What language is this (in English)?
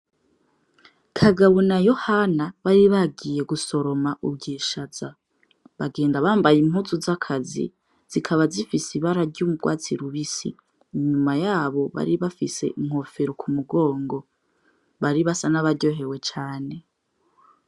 Rundi